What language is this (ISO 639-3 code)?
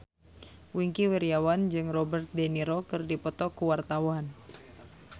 sun